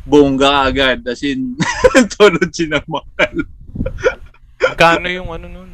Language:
Filipino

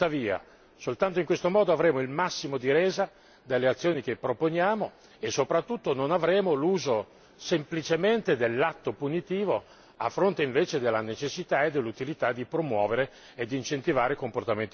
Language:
Italian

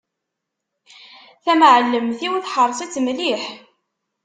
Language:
Kabyle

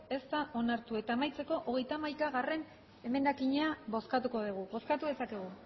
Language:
Basque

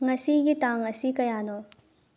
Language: Manipuri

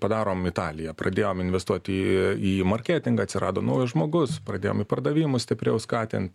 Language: Lithuanian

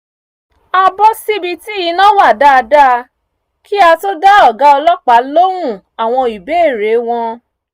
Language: Yoruba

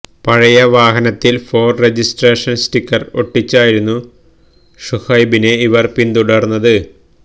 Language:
Malayalam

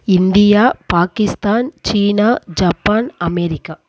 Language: Tamil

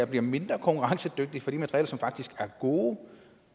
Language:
Danish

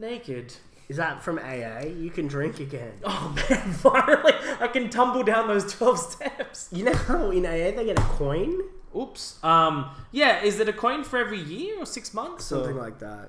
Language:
English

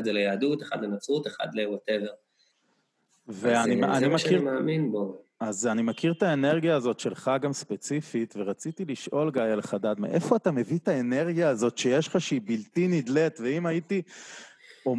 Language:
Hebrew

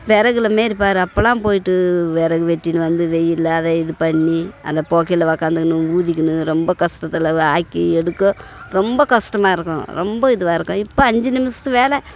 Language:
Tamil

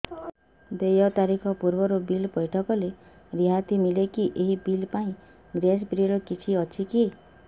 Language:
Odia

